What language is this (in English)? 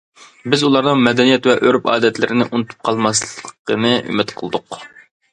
Uyghur